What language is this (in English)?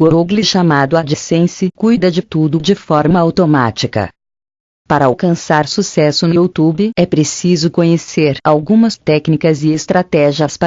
Portuguese